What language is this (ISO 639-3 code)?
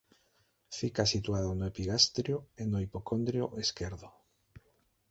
glg